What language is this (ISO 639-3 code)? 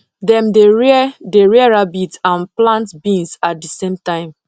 pcm